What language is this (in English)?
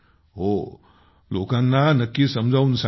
Marathi